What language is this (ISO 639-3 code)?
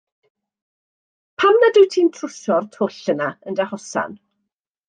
cym